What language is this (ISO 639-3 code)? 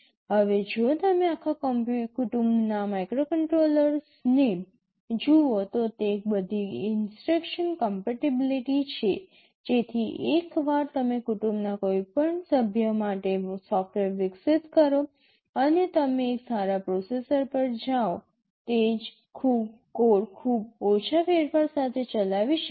guj